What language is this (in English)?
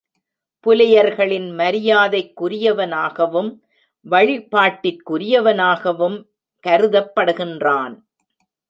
Tamil